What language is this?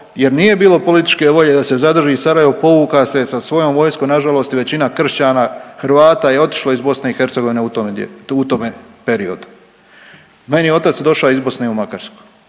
Croatian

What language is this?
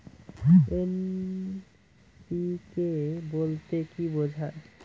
Bangla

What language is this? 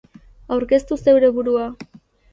Basque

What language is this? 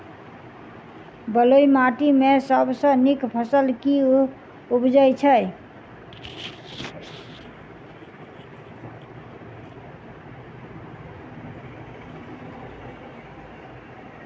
Maithili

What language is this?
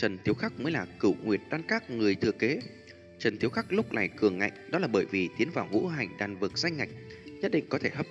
Vietnamese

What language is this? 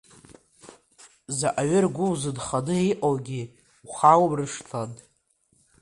Abkhazian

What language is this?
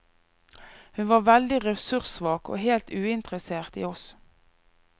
Norwegian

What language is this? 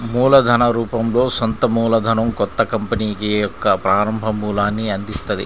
Telugu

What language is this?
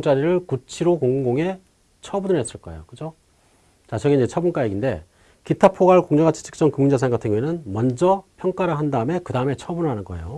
Korean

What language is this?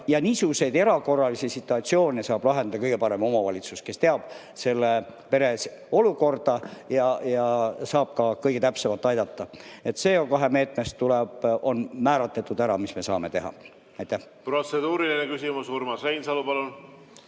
Estonian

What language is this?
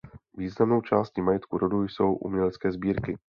Czech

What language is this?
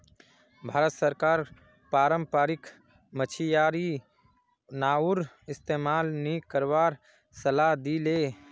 Magahi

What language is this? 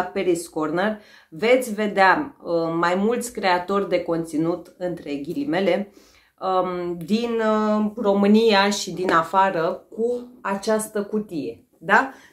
Romanian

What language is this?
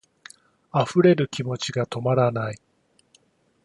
Japanese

